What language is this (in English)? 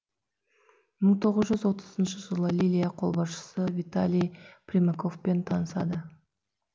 Kazakh